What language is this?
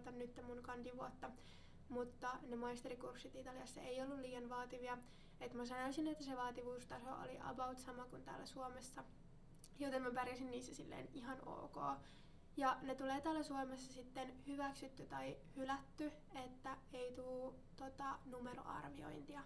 Finnish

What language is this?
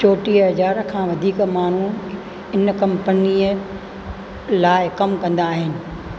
Sindhi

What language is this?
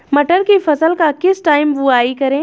Hindi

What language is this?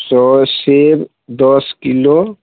Maithili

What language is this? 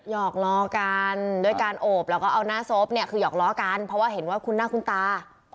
Thai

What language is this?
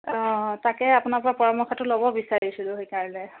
Assamese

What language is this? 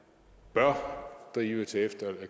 Danish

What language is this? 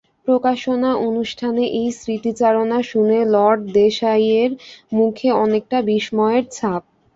Bangla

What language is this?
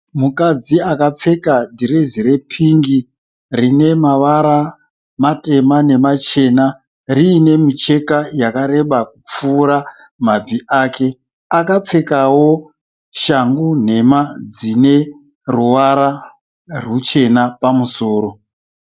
Shona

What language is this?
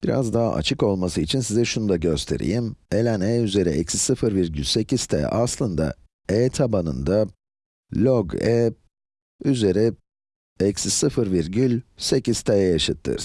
Turkish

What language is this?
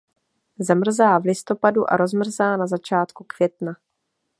Czech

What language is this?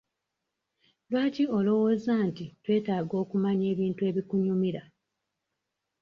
Ganda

